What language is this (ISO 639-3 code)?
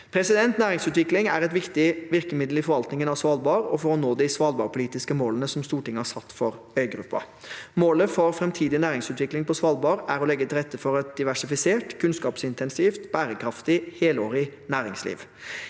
nor